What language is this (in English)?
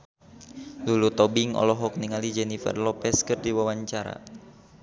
Sundanese